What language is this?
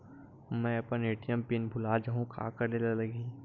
Chhattisgarhi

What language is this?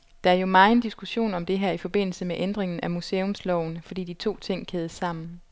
Danish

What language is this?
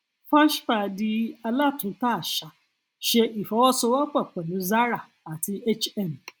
Yoruba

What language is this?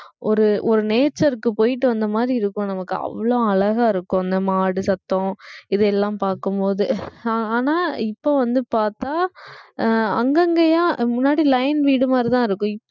Tamil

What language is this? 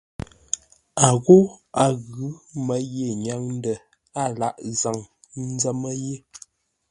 Ngombale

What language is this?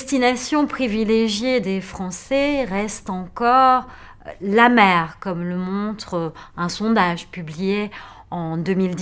French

